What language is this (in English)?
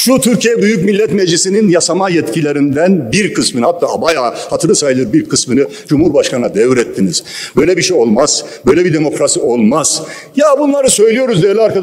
Turkish